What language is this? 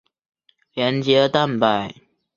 Chinese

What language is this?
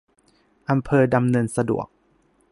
Thai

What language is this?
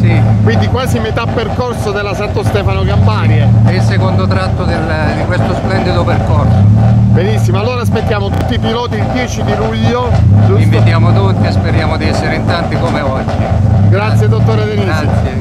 Italian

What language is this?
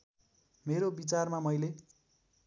Nepali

